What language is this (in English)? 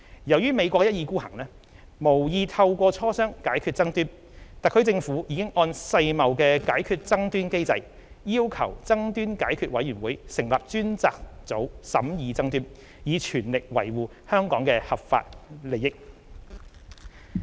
Cantonese